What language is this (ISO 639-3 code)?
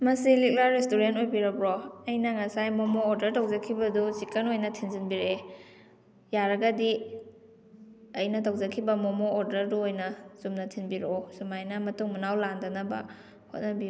mni